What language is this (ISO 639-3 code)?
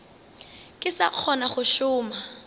nso